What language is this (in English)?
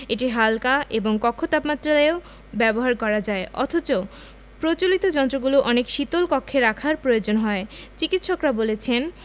Bangla